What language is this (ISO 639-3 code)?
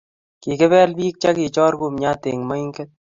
kln